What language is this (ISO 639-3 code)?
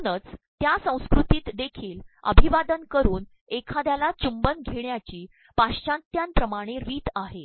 mar